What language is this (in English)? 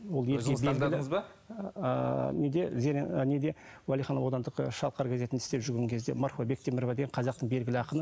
Kazakh